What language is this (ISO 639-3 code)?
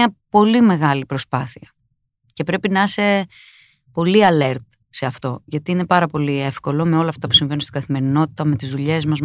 ell